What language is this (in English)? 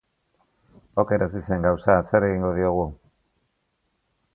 Basque